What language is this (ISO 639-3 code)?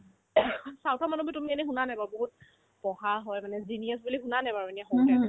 asm